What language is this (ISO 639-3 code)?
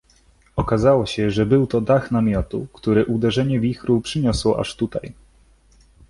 pol